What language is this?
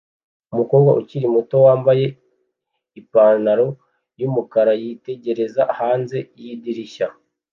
Kinyarwanda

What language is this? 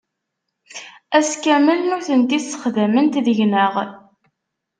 Kabyle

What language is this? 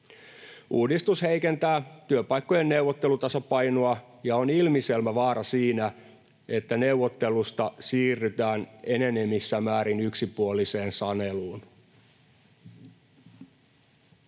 Finnish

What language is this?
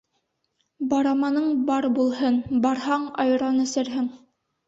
Bashkir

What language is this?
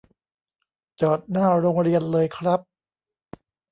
Thai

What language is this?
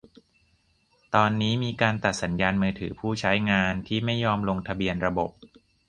Thai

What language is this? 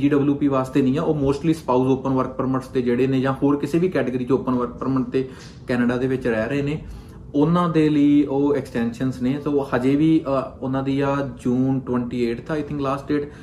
Punjabi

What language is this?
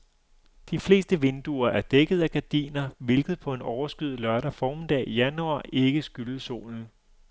Danish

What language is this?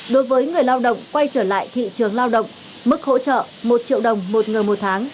Vietnamese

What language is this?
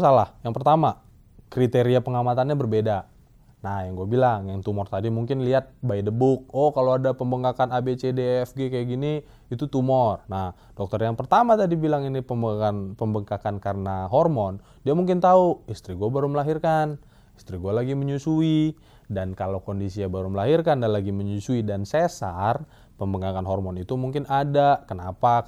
Indonesian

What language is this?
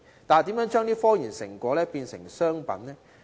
Cantonese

